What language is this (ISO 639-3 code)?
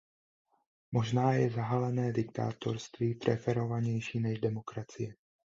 ces